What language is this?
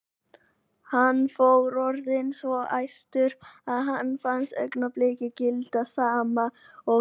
Icelandic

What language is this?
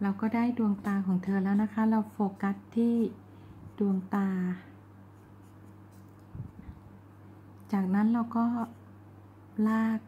Thai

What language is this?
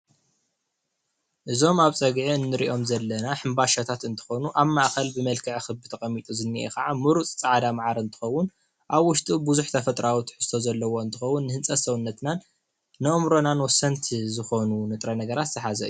Tigrinya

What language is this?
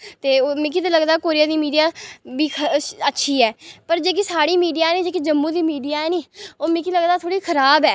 Dogri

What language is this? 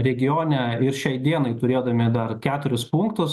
Lithuanian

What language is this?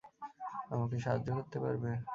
Bangla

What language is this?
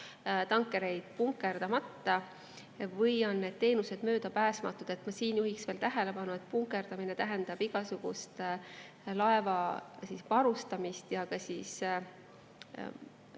Estonian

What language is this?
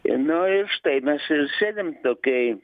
Lithuanian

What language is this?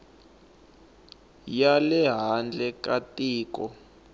Tsonga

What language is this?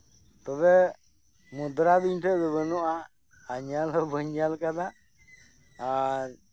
Santali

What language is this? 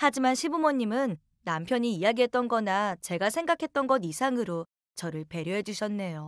Korean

